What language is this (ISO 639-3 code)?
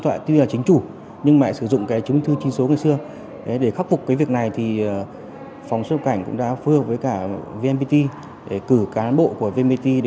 vie